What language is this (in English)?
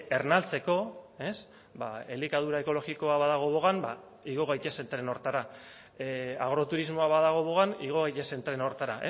Basque